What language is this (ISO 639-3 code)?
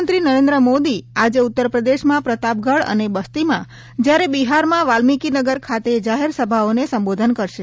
guj